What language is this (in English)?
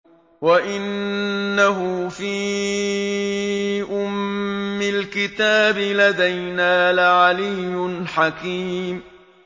Arabic